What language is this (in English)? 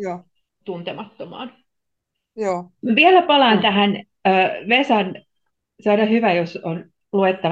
Finnish